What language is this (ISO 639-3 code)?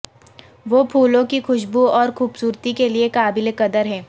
urd